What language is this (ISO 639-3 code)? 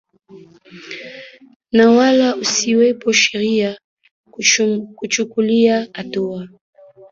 swa